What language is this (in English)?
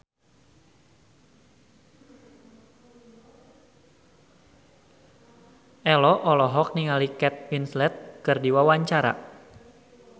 Sundanese